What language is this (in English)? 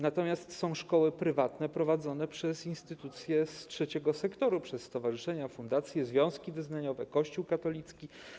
Polish